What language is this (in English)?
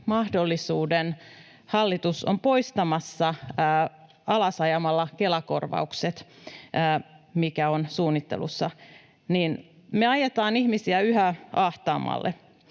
Finnish